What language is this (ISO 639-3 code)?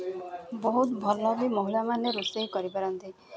ori